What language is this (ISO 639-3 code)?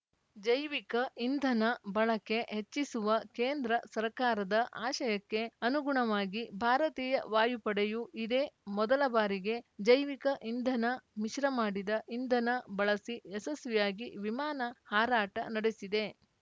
kan